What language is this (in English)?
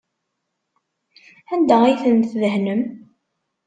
Kabyle